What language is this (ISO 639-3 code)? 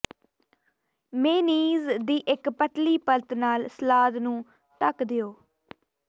pan